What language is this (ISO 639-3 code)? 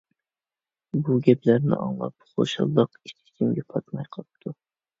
uig